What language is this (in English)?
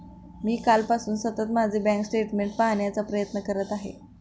Marathi